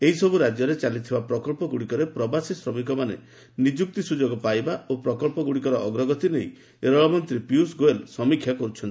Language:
Odia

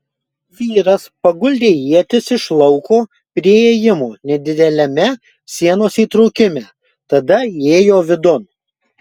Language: Lithuanian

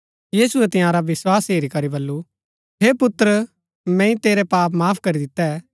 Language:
Gaddi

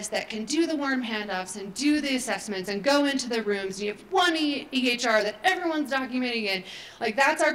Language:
English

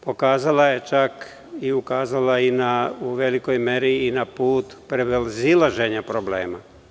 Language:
Serbian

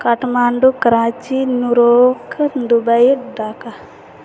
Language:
Maithili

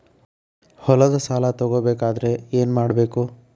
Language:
Kannada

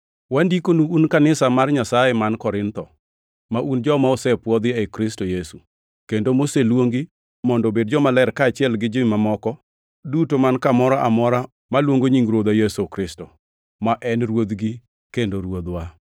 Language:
Luo (Kenya and Tanzania)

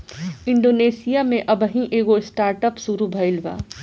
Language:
Bhojpuri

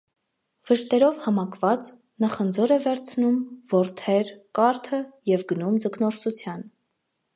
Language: Armenian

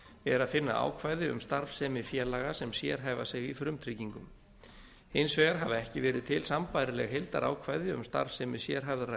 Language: Icelandic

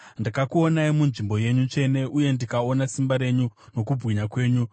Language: Shona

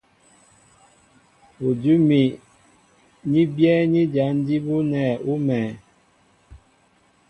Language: Mbo (Cameroon)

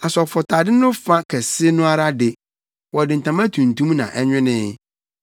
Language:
Akan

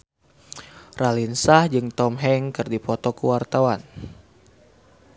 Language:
Sundanese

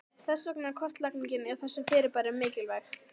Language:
Icelandic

